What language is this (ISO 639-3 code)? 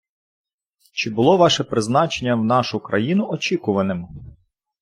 ukr